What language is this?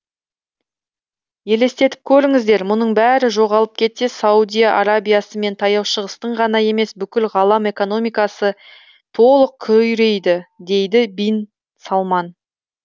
Kazakh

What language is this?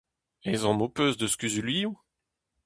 Breton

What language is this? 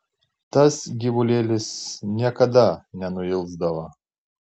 Lithuanian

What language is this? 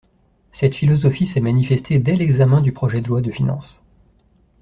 French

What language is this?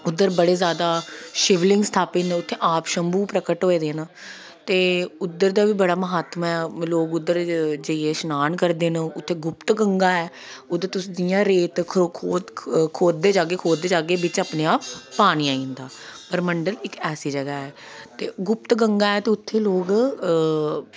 Dogri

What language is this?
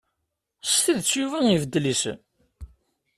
Kabyle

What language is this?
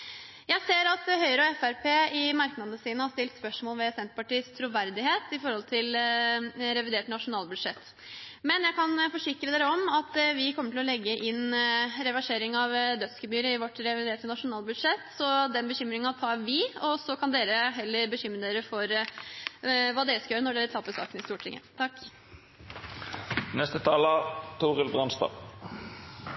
Norwegian Bokmål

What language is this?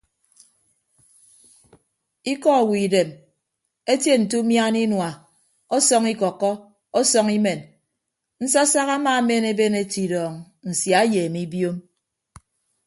Ibibio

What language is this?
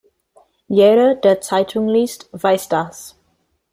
German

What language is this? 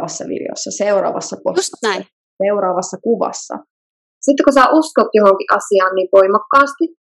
Finnish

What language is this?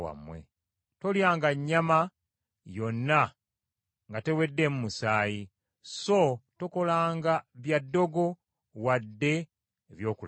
Ganda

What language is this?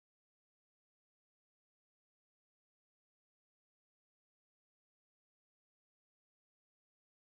Masai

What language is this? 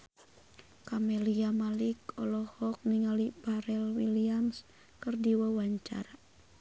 Sundanese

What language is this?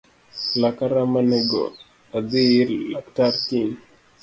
Luo (Kenya and Tanzania)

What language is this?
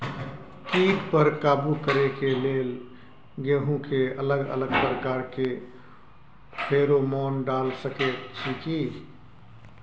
Maithili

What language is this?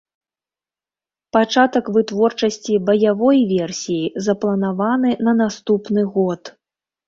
Belarusian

